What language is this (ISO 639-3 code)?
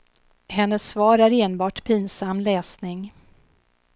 swe